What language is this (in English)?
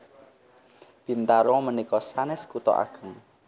Javanese